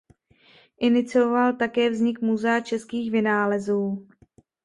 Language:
Czech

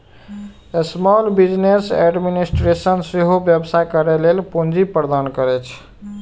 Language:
Maithili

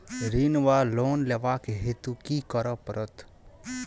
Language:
Maithili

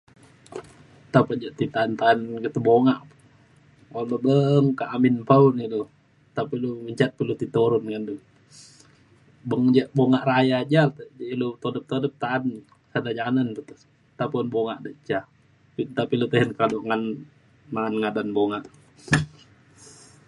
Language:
Mainstream Kenyah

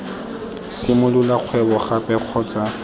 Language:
Tswana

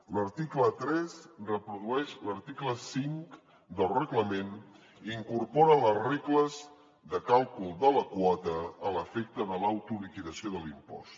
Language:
Catalan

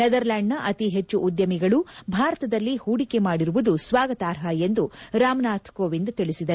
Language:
Kannada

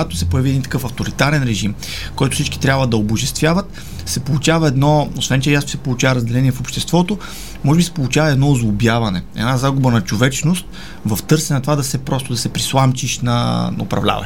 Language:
Bulgarian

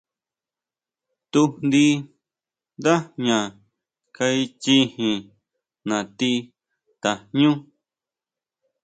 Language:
Huautla Mazatec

